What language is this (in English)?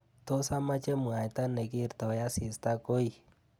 Kalenjin